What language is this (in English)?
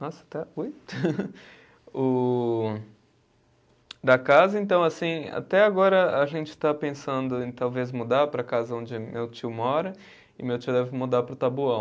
Portuguese